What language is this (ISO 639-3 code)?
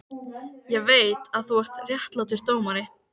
isl